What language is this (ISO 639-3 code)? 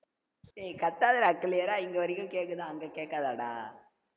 tam